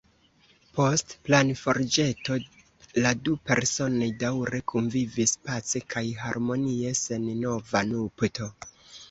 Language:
Esperanto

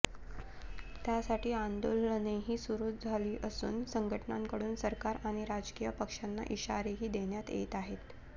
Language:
Marathi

